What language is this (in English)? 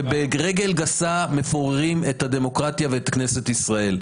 Hebrew